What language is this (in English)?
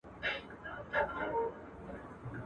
Pashto